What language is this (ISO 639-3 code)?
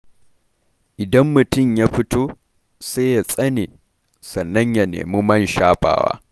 hau